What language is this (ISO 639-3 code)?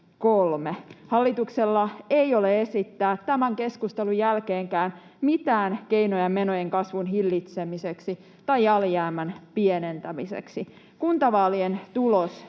fin